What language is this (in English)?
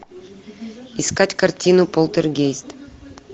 Russian